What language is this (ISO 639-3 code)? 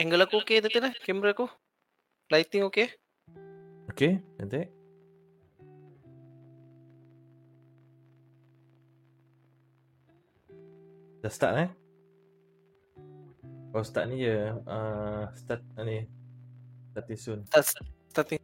msa